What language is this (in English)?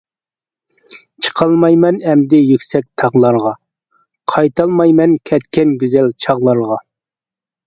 Uyghur